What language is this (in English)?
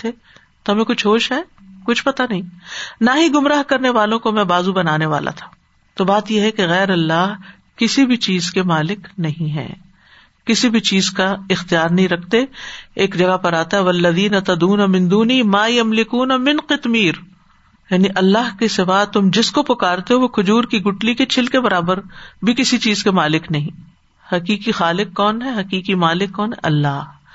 Urdu